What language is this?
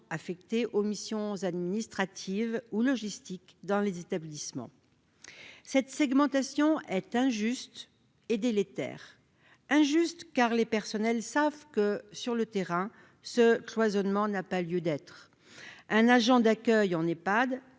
French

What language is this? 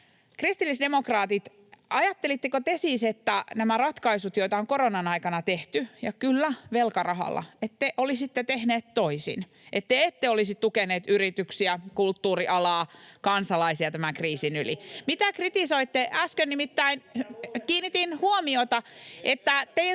Finnish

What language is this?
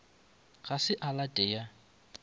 Northern Sotho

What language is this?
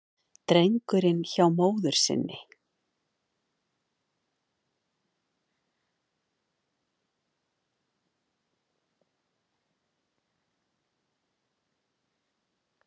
Icelandic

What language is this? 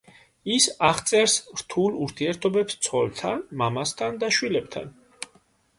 Georgian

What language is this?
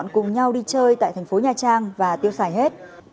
Vietnamese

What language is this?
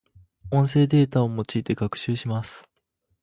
Japanese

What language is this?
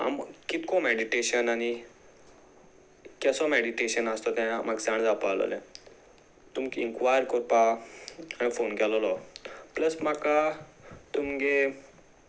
Konkani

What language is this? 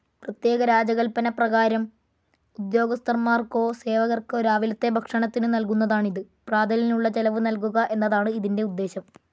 Malayalam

